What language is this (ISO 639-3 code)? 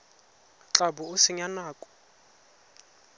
tsn